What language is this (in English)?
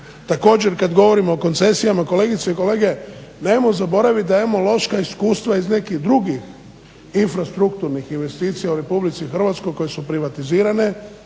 Croatian